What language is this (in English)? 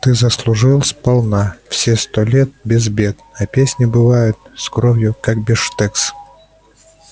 Russian